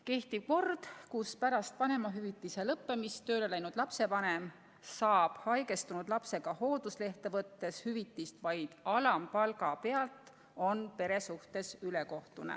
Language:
Estonian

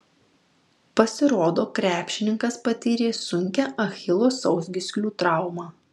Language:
Lithuanian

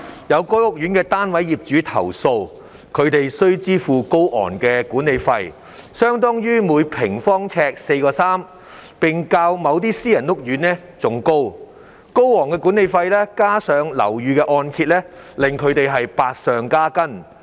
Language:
Cantonese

